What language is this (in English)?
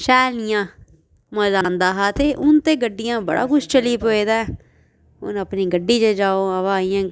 Dogri